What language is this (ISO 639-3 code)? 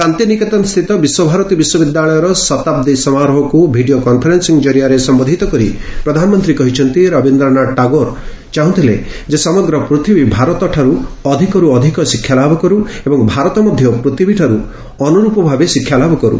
ori